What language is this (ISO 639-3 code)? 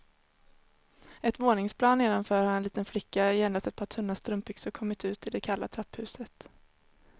swe